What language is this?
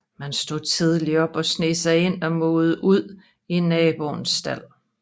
Danish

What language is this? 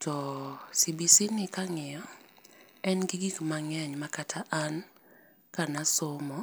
Luo (Kenya and Tanzania)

